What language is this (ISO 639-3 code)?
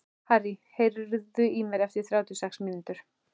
isl